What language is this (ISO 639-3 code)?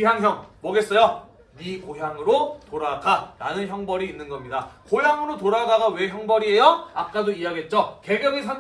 kor